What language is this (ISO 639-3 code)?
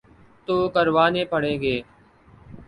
urd